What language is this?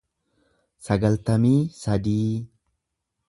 Oromo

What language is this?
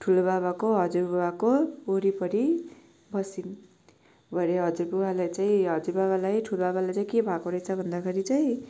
Nepali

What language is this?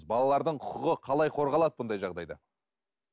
Kazakh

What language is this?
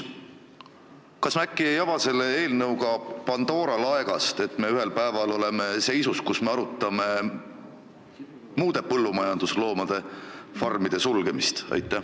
Estonian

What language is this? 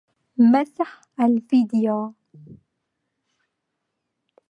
Arabic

